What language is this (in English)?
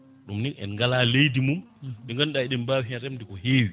Fula